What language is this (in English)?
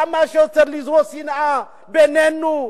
Hebrew